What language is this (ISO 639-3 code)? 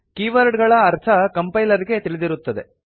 kan